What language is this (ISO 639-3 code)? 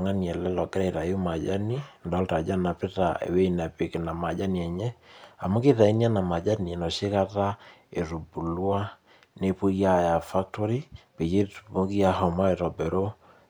mas